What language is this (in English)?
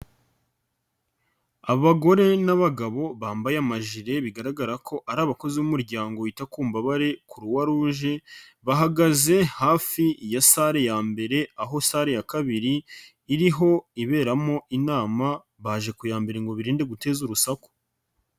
Kinyarwanda